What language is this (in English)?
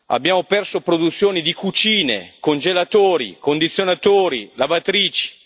Italian